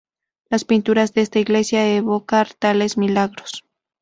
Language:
Spanish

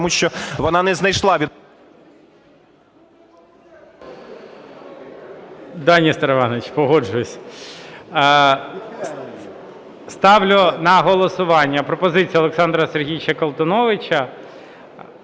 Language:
Ukrainian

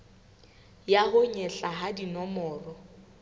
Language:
Southern Sotho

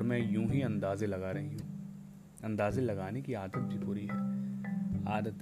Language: Hindi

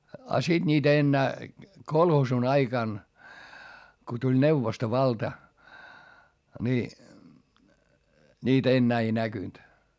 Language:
Finnish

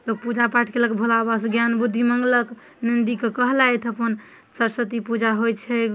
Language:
Maithili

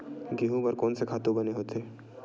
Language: Chhattisgarhi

